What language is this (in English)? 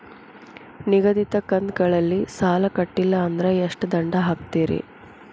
Kannada